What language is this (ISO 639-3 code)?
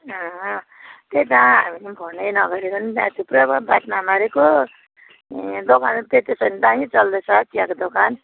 nep